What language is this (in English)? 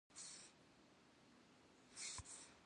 Kabardian